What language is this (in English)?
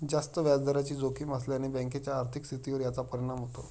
Marathi